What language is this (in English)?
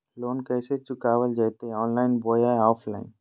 Magahi